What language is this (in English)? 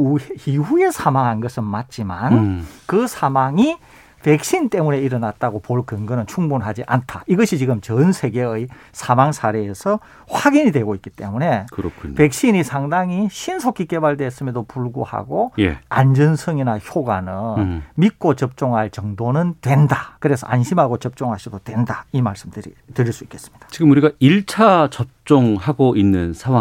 Korean